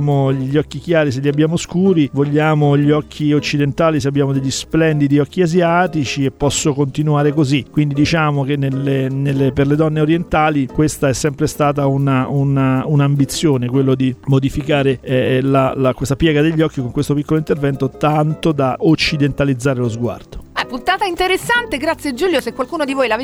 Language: Italian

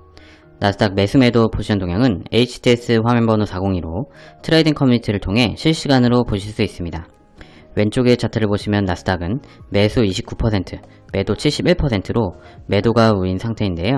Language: Korean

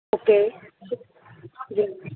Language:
Urdu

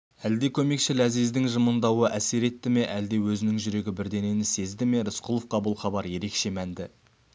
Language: Kazakh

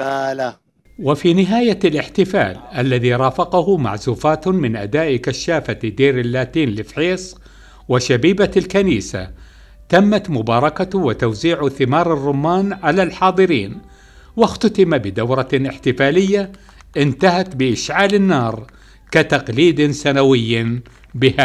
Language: Arabic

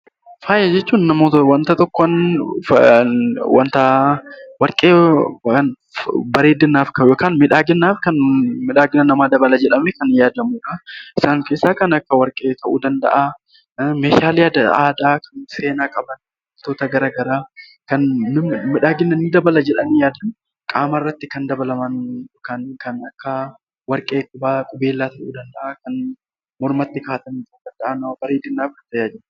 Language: Oromo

